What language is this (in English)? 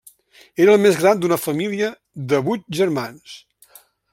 Catalan